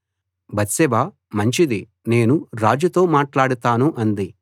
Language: Telugu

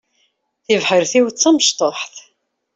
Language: Kabyle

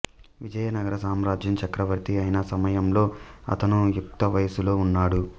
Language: Telugu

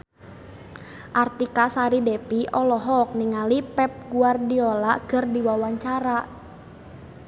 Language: Sundanese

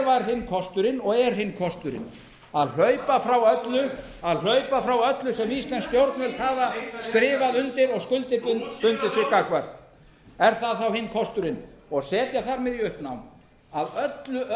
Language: Icelandic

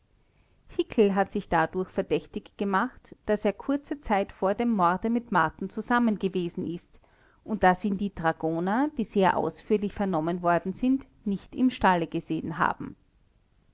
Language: German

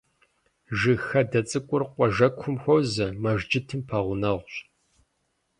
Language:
Kabardian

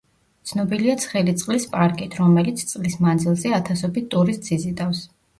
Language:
Georgian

